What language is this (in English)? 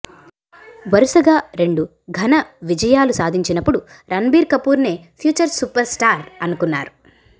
Telugu